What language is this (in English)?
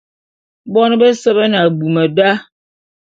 Bulu